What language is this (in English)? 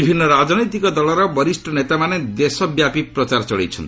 Odia